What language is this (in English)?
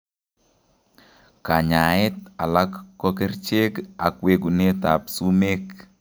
Kalenjin